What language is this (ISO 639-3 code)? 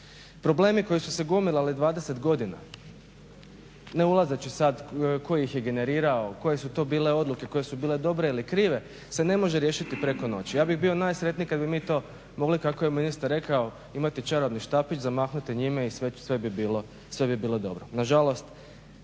hrv